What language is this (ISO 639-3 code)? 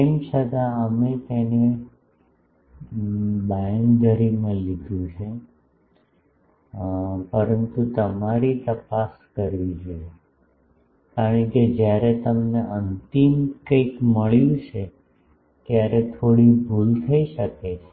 guj